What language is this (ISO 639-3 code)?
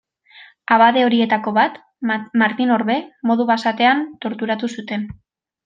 eus